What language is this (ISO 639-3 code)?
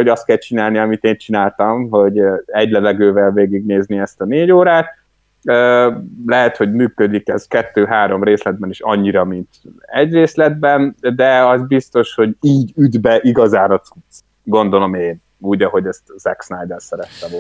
hun